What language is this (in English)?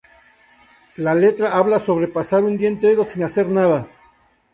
Spanish